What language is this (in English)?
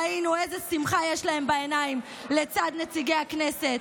Hebrew